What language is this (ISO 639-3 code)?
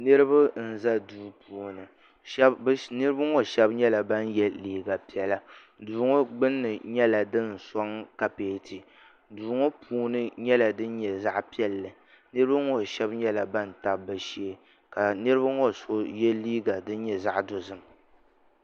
dag